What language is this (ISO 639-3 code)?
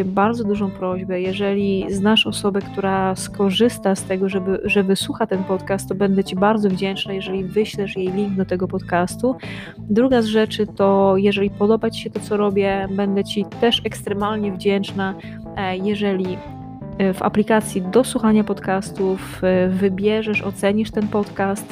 pol